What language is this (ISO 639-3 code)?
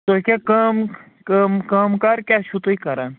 kas